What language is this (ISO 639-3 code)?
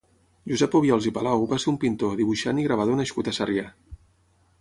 cat